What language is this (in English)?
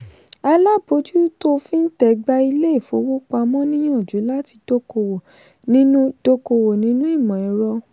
Yoruba